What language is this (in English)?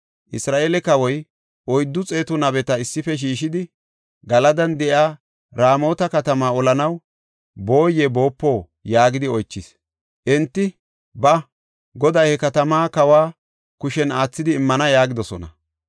Gofa